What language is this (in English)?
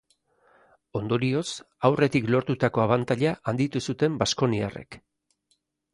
Basque